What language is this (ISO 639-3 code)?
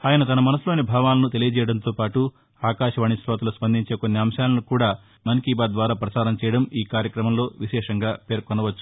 tel